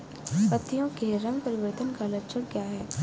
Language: Hindi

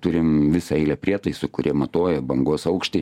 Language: Lithuanian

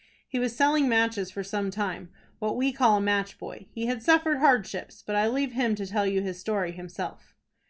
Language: English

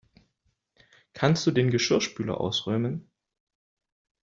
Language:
German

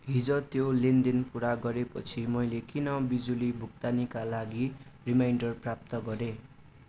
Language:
Nepali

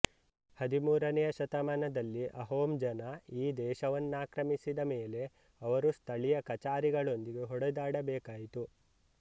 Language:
Kannada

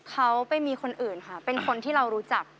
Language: Thai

